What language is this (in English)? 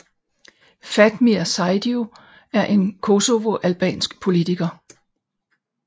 Danish